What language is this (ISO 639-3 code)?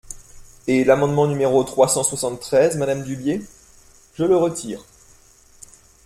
fra